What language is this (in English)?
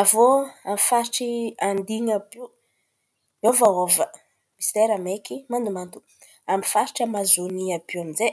Antankarana Malagasy